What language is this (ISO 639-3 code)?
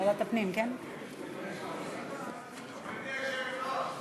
heb